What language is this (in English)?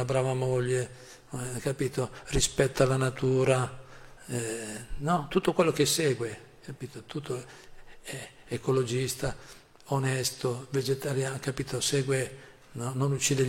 Italian